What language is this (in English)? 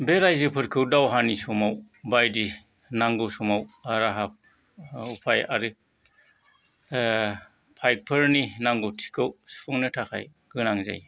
Bodo